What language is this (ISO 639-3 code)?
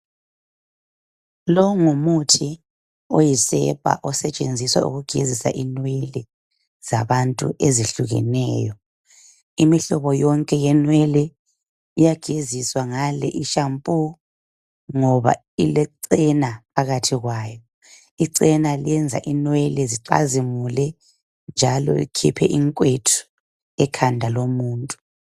nde